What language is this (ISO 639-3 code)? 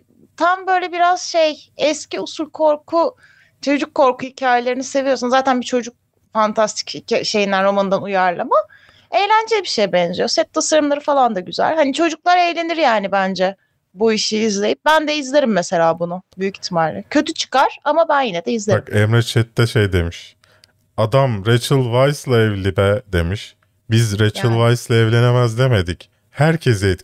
tur